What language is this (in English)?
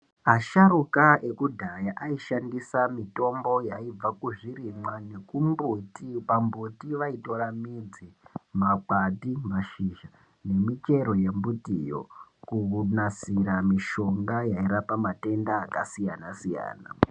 Ndau